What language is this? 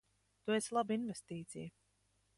Latvian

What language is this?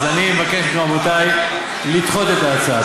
Hebrew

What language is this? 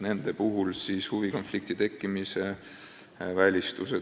Estonian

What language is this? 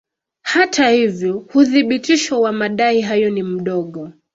Swahili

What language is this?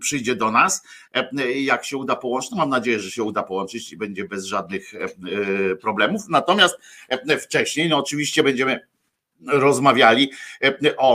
Polish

